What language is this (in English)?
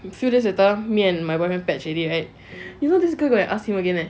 English